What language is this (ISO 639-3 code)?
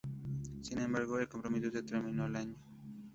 spa